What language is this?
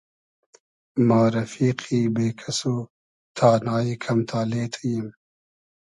Hazaragi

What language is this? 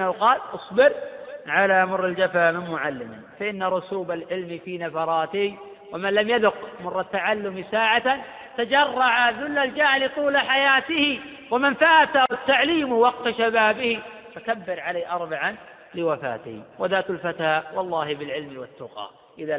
Arabic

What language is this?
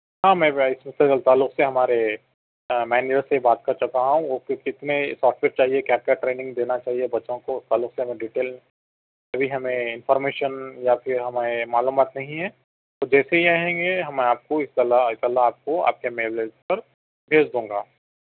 Urdu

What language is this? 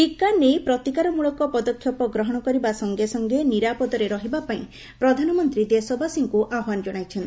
Odia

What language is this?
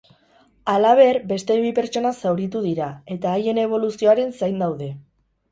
Basque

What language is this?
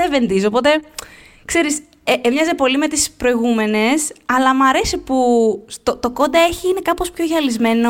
Greek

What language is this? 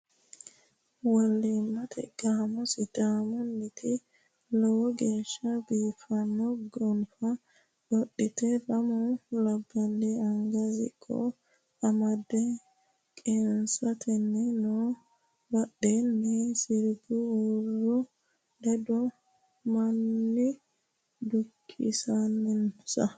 Sidamo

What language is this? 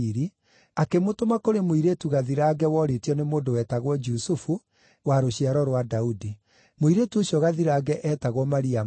Kikuyu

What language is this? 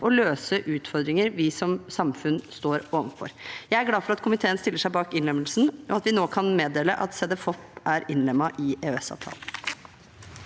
Norwegian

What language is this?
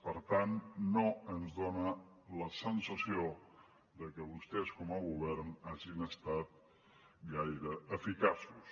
Catalan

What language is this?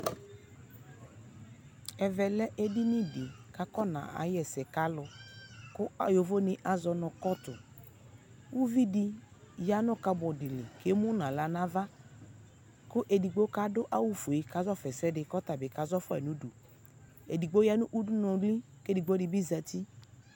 Ikposo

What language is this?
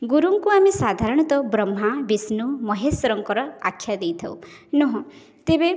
Odia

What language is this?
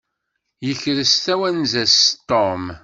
Kabyle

